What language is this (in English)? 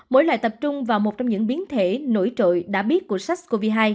Vietnamese